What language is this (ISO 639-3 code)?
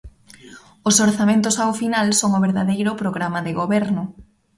glg